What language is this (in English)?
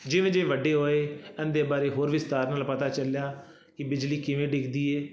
Punjabi